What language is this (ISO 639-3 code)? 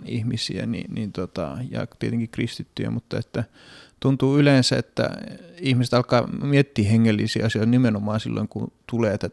fin